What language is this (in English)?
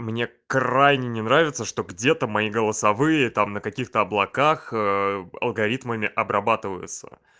Russian